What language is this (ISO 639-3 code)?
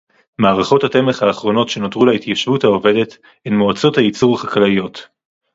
heb